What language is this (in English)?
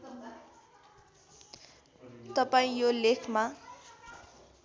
Nepali